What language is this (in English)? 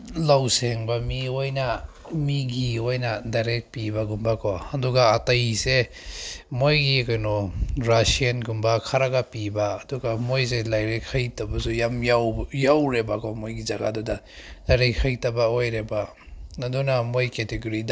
Manipuri